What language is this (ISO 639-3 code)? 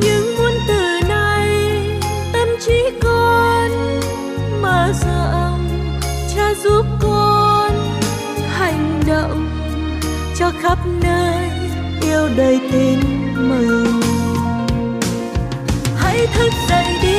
vie